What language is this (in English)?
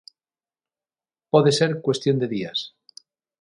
Galician